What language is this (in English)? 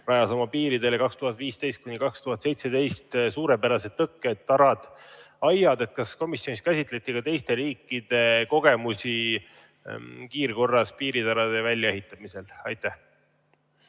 Estonian